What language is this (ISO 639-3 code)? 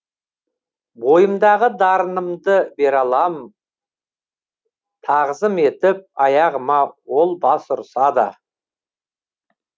kaz